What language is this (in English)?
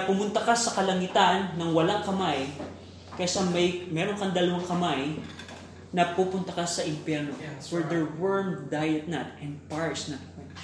Filipino